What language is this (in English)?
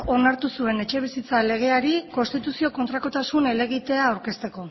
Basque